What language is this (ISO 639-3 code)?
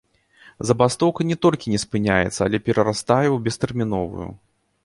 bel